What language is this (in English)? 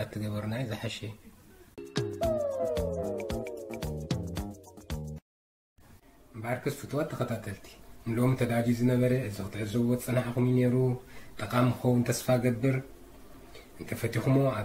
Arabic